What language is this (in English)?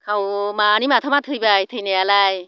Bodo